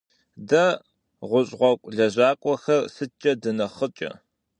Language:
Kabardian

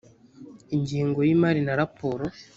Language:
Kinyarwanda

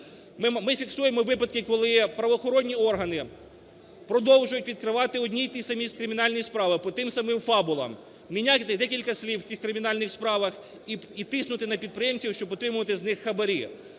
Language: Ukrainian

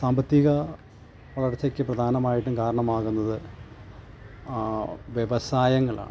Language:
Malayalam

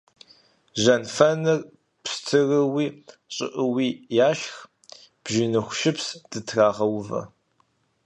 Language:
Kabardian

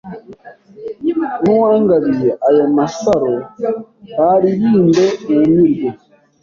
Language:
Kinyarwanda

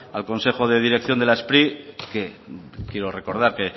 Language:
Spanish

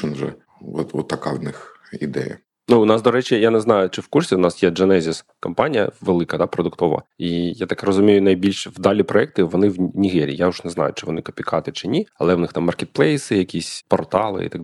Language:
Ukrainian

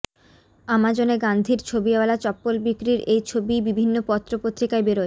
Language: Bangla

